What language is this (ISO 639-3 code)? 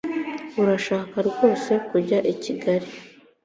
kin